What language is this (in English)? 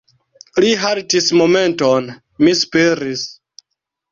Esperanto